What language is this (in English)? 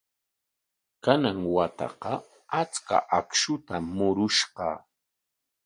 Corongo Ancash Quechua